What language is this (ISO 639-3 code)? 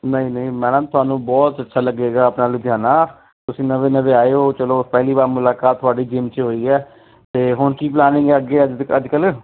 pan